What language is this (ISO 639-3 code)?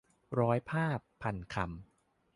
tha